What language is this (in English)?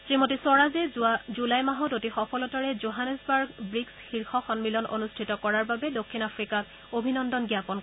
Assamese